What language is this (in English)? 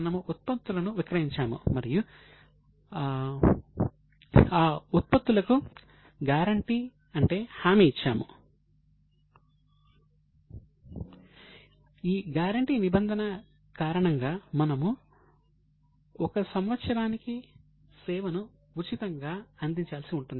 Telugu